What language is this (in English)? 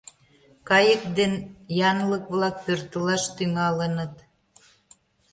Mari